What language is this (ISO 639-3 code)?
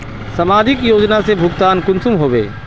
mag